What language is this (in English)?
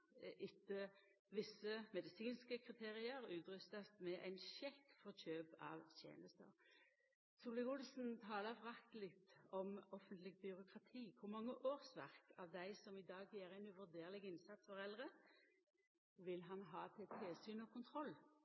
Norwegian Nynorsk